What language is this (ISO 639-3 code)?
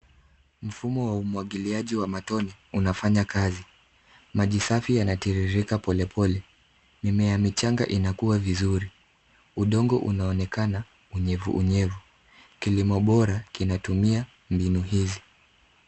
swa